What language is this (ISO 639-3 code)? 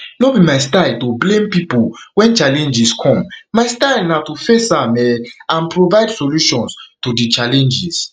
pcm